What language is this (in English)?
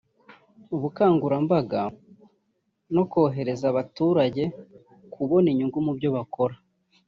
Kinyarwanda